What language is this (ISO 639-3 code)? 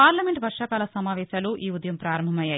tel